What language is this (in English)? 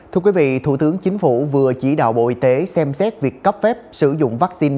Vietnamese